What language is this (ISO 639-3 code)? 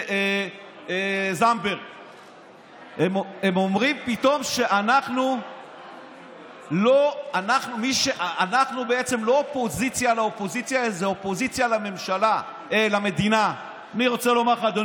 heb